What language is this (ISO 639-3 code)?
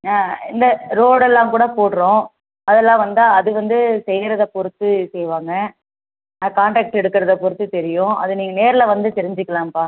tam